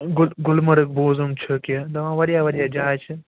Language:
Kashmiri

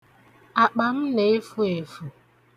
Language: Igbo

